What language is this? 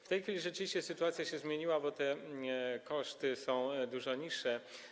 Polish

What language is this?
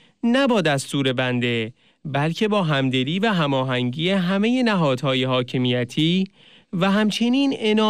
Persian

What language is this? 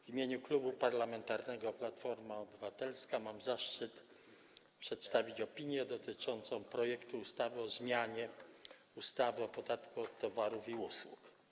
Polish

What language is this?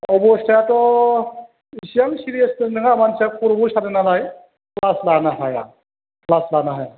Bodo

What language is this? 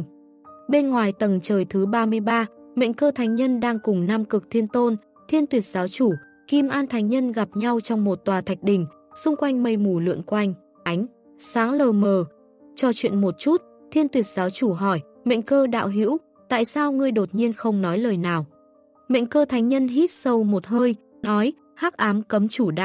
Vietnamese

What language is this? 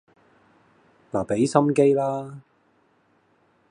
Cantonese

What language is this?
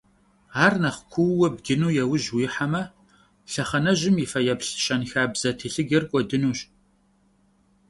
Kabardian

